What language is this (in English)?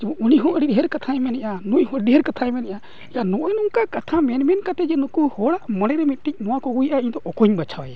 Santali